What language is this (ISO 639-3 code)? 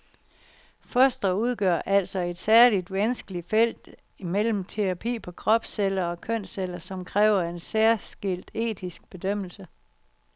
dan